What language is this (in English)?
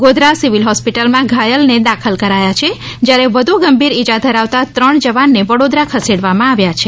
Gujarati